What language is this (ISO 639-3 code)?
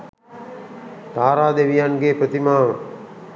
sin